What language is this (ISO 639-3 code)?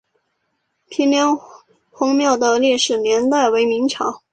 zho